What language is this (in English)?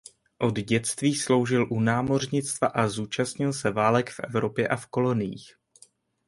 Czech